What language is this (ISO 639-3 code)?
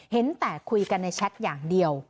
tha